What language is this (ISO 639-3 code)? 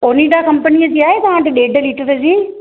snd